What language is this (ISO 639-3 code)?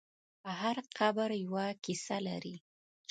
pus